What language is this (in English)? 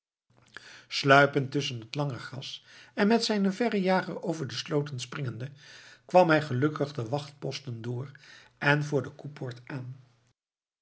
Dutch